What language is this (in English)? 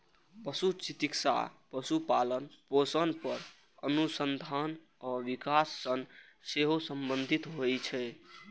Maithili